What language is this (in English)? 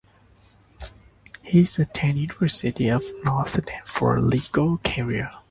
English